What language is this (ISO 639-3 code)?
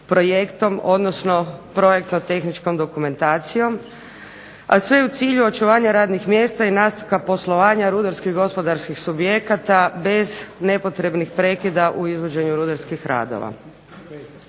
hrv